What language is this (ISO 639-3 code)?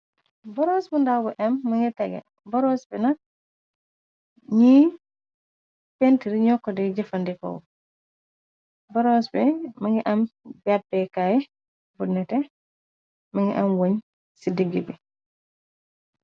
wol